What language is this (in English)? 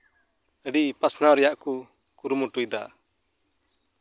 Santali